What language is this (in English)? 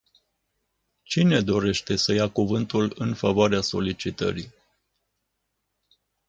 Romanian